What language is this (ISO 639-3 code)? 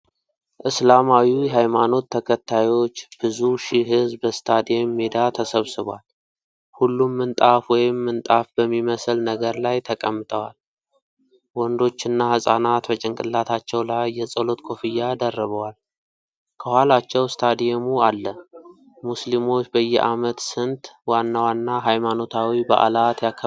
amh